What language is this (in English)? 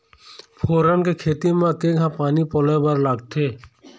Chhattisgarhi